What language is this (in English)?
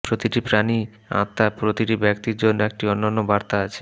Bangla